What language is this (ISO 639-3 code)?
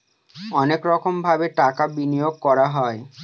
ben